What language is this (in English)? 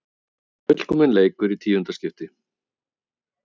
Icelandic